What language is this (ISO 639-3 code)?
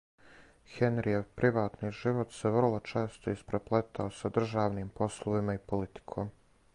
srp